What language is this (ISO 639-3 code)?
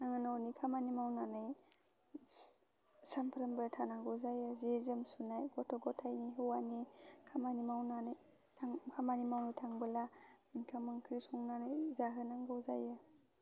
brx